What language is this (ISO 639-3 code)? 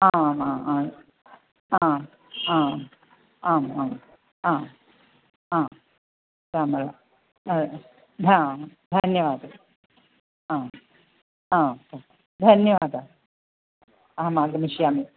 san